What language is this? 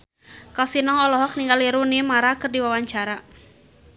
Sundanese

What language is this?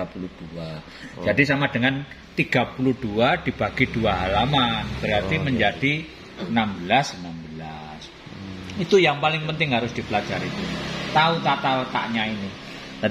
Indonesian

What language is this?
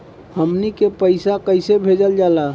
Bhojpuri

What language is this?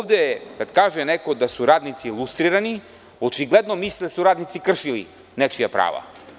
Serbian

